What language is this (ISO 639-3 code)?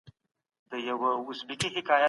pus